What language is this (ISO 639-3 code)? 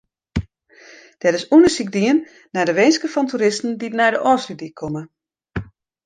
fry